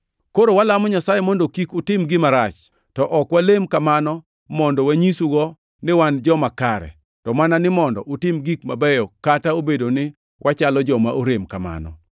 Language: Luo (Kenya and Tanzania)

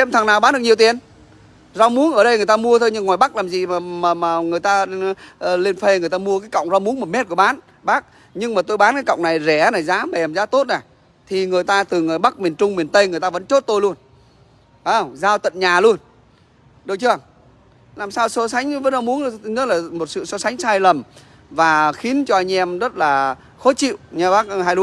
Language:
Vietnamese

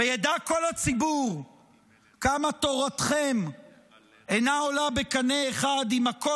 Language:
Hebrew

